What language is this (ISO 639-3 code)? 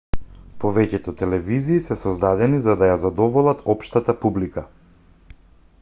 mkd